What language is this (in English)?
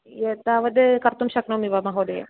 Sanskrit